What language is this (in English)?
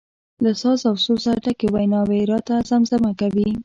Pashto